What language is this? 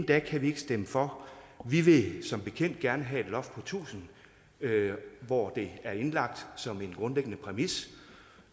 Danish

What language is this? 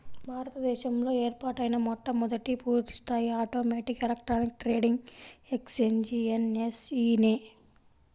Telugu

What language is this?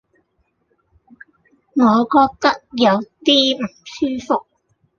Cantonese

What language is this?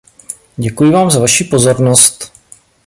Czech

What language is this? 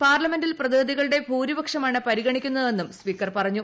Malayalam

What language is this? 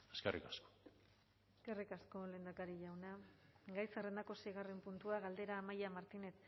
Basque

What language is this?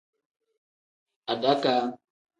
Tem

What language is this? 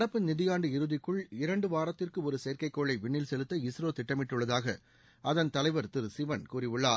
Tamil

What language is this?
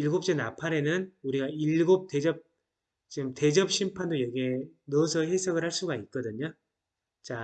Korean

